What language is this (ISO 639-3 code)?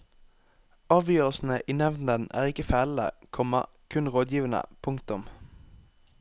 nor